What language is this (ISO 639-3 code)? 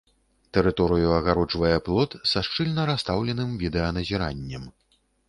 bel